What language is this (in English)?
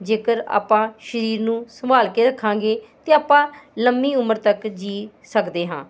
Punjabi